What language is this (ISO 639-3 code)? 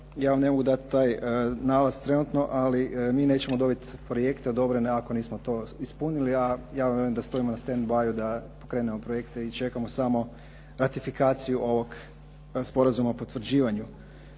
hrv